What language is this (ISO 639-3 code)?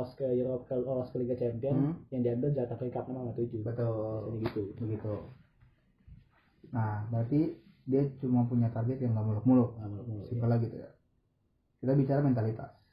ind